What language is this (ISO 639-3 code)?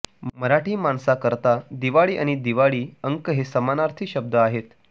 mar